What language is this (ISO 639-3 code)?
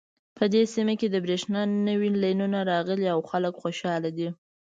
pus